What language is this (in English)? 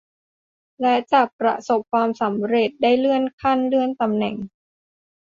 Thai